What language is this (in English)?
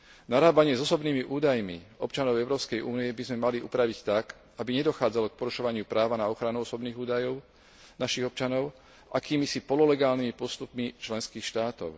Slovak